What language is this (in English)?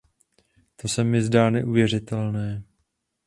Czech